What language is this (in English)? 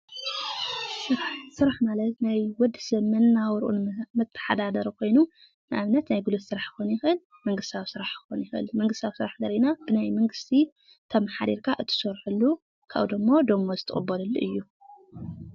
Tigrinya